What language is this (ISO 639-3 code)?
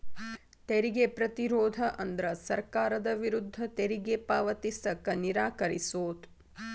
kan